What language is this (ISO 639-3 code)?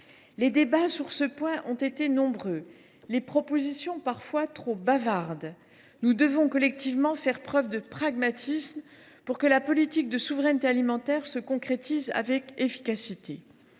fra